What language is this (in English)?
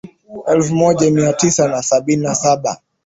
Swahili